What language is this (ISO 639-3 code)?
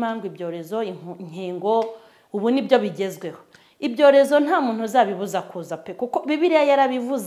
tur